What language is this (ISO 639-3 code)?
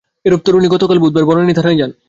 ben